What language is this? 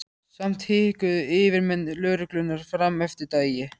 Icelandic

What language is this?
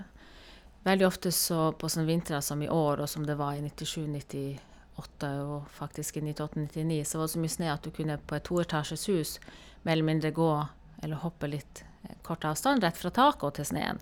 Norwegian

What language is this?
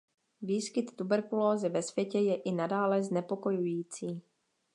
Czech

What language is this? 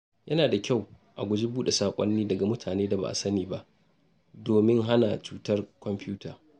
Hausa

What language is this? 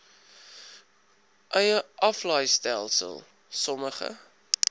Afrikaans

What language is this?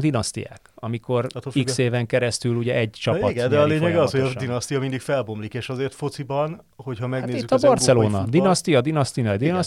Hungarian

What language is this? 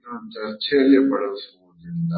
Kannada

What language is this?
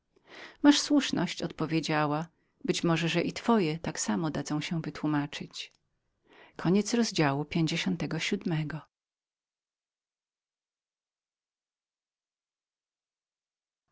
Polish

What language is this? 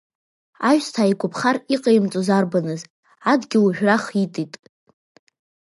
Abkhazian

